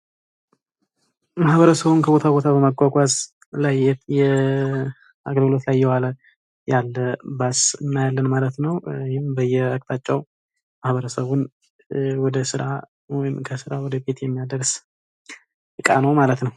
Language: Amharic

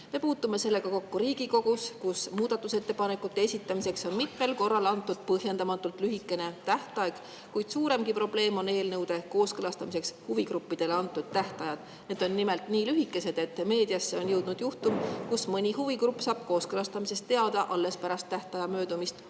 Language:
Estonian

